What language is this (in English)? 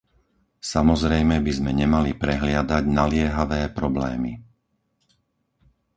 Slovak